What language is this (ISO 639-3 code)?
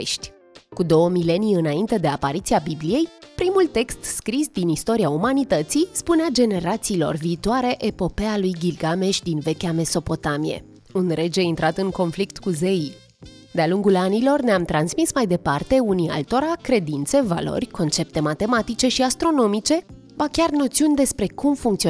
ron